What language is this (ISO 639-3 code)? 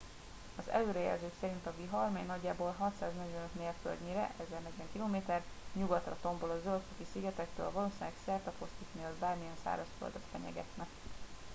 hun